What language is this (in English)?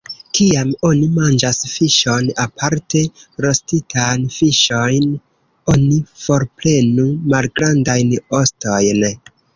Esperanto